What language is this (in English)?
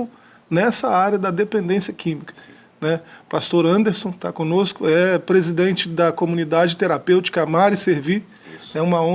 Portuguese